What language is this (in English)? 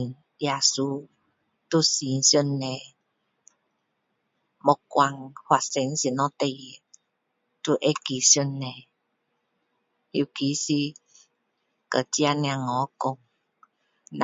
Min Dong Chinese